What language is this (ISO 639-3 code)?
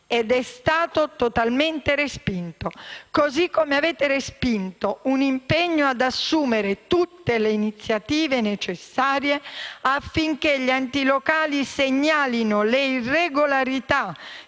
ita